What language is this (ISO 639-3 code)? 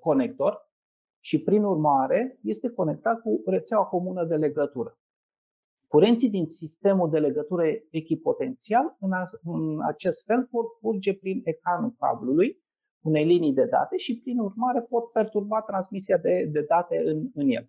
ron